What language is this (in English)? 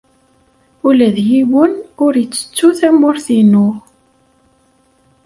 Kabyle